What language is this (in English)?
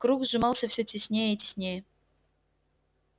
Russian